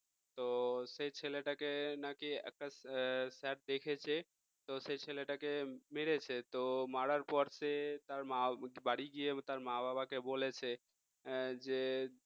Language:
Bangla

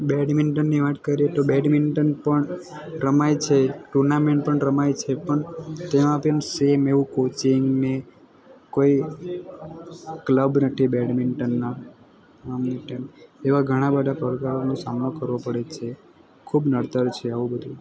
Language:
Gujarati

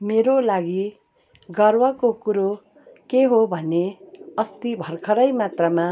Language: Nepali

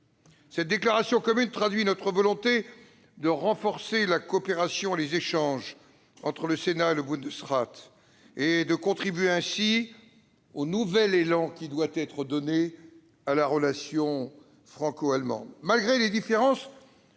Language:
French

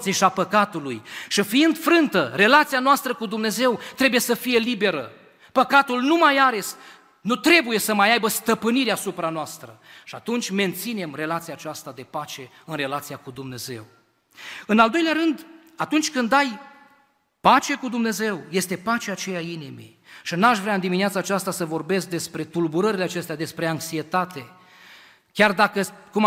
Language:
Romanian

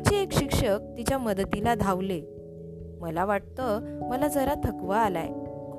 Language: Marathi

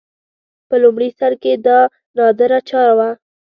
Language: Pashto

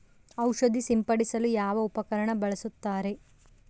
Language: Kannada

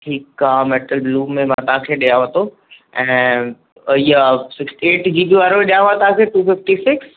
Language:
Sindhi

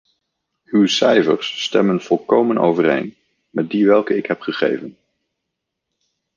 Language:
Dutch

